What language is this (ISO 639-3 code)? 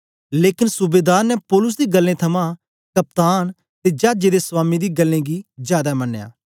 doi